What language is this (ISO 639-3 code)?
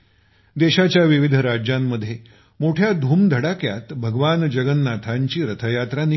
mar